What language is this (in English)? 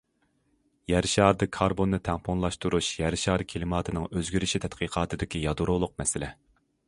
Uyghur